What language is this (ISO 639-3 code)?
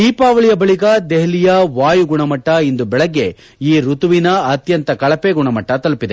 kan